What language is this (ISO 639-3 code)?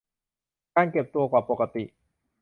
tha